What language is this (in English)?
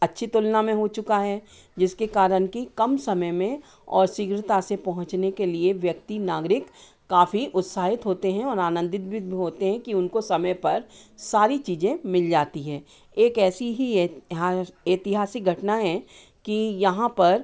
Hindi